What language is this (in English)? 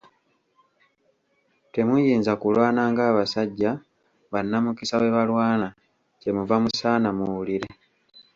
Ganda